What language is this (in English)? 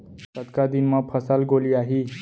Chhattisgarhi